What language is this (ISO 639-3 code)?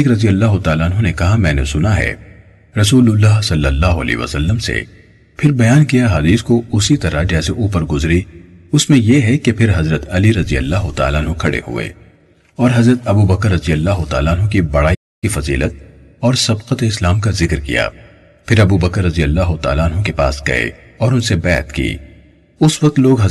urd